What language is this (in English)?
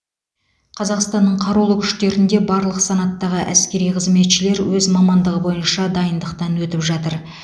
Kazakh